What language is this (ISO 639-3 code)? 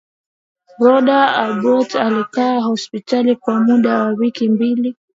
swa